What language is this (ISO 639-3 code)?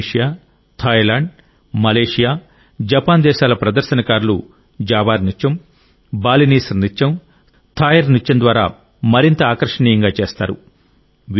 tel